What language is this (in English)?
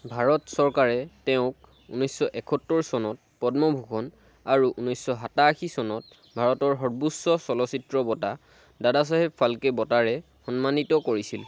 Assamese